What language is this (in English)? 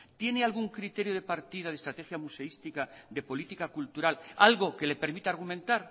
Spanish